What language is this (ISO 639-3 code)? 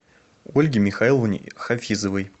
rus